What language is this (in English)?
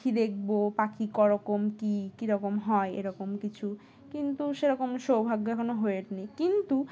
Bangla